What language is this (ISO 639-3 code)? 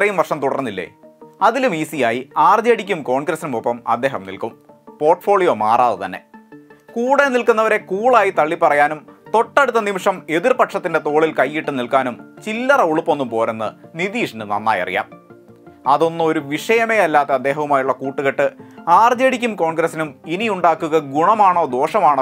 ron